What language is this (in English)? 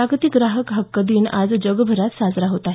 Marathi